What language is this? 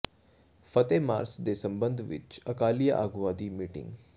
Punjabi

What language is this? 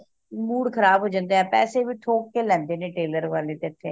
Punjabi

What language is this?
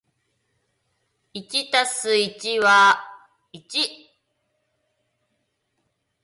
Japanese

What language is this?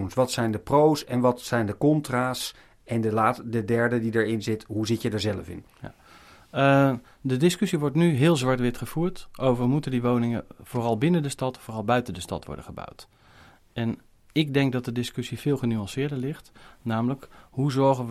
Dutch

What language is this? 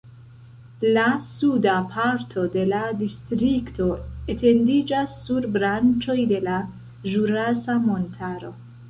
Esperanto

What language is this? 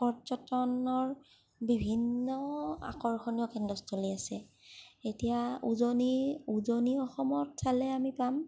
Assamese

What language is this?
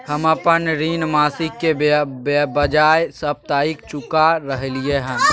Maithili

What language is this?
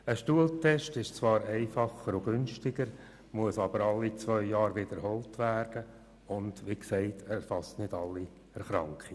Swiss German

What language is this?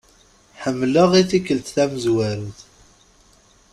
Kabyle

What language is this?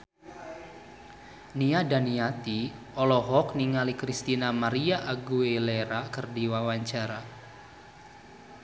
Sundanese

